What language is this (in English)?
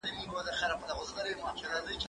Pashto